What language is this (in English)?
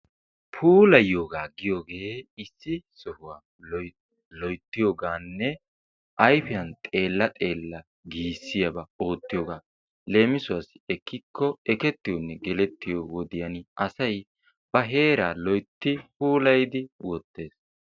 Wolaytta